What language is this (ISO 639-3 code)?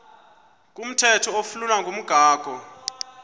xho